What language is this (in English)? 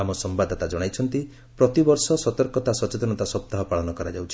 Odia